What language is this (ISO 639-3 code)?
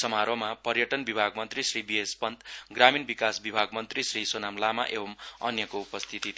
nep